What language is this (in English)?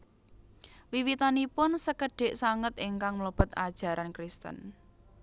Javanese